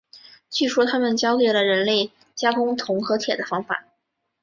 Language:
Chinese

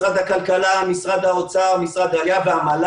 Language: Hebrew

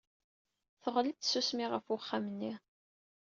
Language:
Kabyle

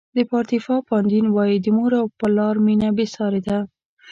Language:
Pashto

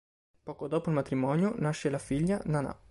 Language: Italian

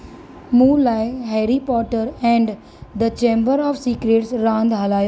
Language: Sindhi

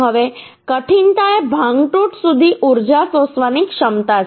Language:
Gujarati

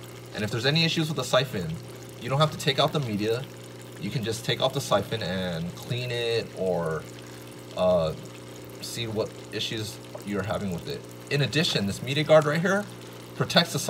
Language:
English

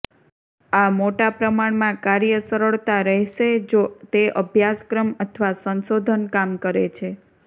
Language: Gujarati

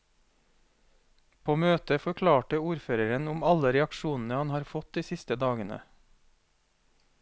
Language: Norwegian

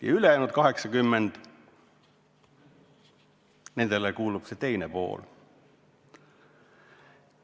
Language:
Estonian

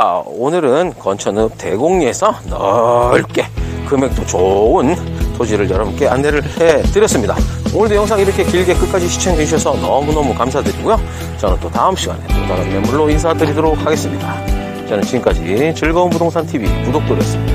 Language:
Korean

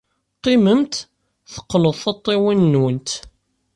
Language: Kabyle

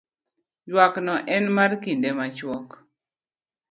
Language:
Luo (Kenya and Tanzania)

